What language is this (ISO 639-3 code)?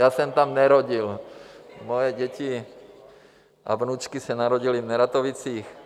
ces